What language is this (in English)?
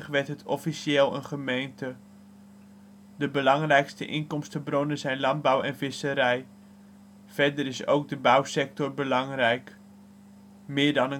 Dutch